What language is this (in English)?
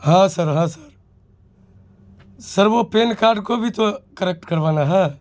Urdu